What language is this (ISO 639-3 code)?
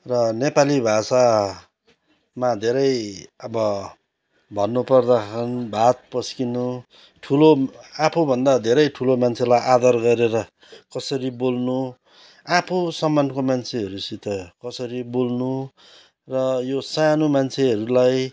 nep